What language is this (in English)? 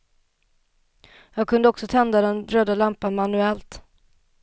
Swedish